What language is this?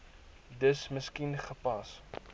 Afrikaans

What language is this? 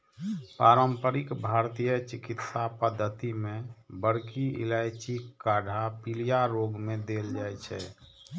Maithili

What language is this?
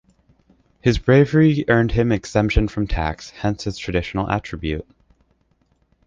English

